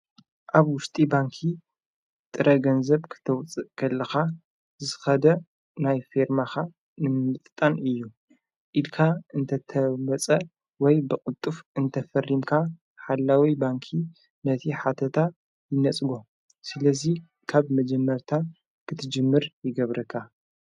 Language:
Tigrinya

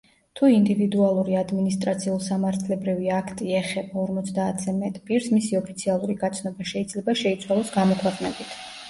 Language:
Georgian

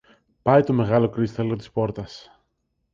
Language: Greek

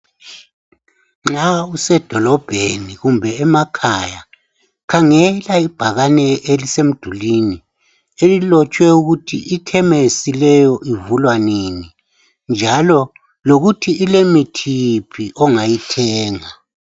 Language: North Ndebele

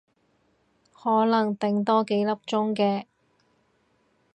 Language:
Cantonese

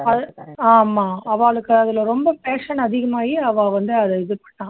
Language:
Tamil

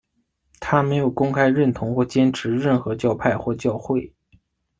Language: Chinese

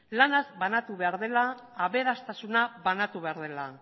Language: Basque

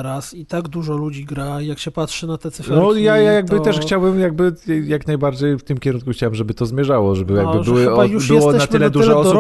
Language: Polish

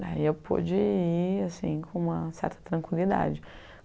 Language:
Portuguese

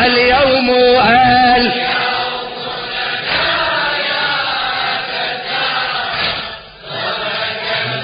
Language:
Arabic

